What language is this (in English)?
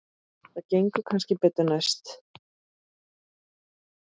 Icelandic